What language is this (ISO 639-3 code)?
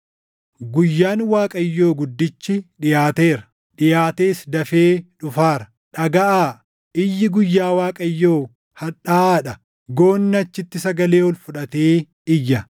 orm